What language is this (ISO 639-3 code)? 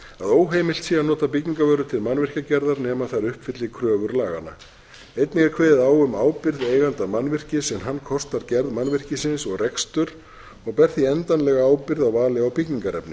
isl